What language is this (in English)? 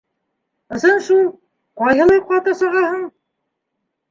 Bashkir